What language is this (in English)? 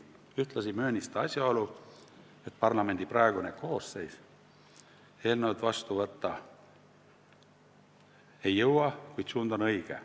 Estonian